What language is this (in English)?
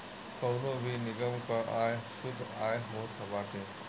Bhojpuri